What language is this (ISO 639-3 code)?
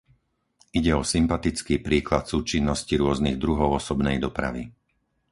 slk